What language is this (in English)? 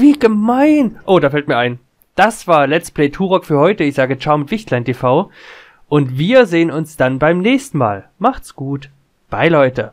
German